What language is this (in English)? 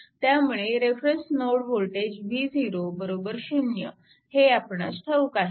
Marathi